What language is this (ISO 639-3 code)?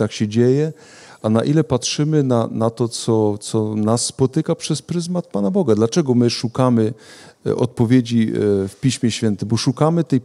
pol